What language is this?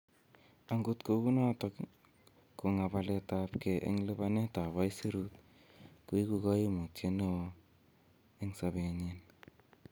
Kalenjin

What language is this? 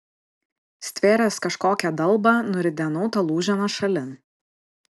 Lithuanian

